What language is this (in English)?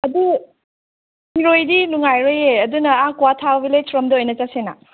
Manipuri